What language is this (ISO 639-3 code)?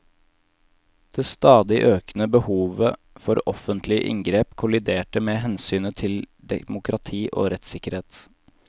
nor